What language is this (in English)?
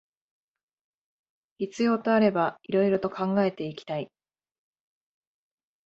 Japanese